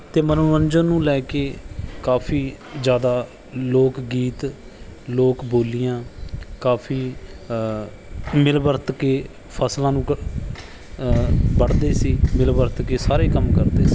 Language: Punjabi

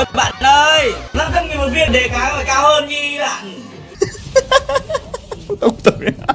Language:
Vietnamese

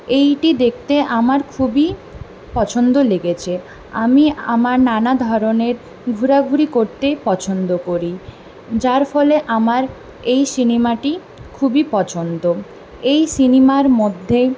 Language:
Bangla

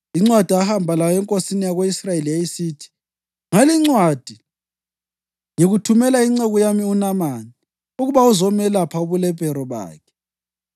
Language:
North Ndebele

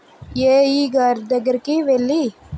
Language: Telugu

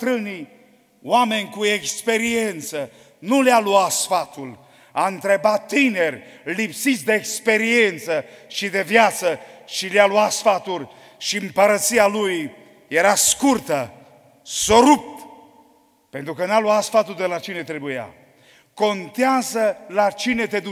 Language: Romanian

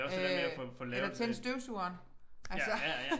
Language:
Danish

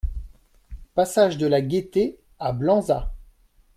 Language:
French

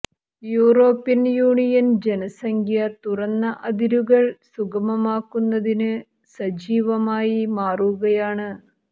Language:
Malayalam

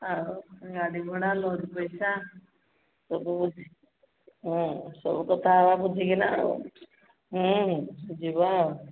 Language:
Odia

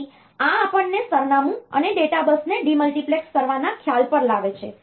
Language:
Gujarati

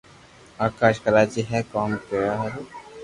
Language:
Loarki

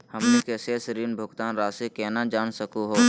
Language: Magahi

